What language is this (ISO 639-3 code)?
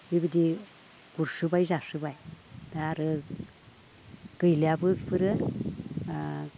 brx